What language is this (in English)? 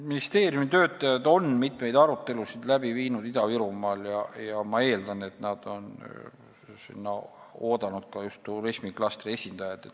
Estonian